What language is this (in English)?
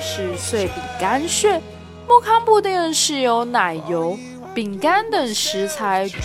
Chinese